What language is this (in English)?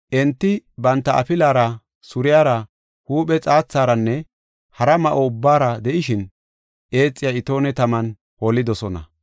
Gofa